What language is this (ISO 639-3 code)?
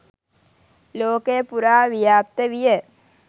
sin